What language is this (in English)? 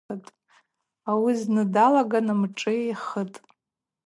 Abaza